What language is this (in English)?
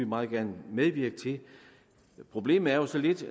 Danish